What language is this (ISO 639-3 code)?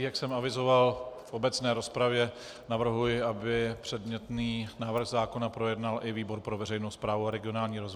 ces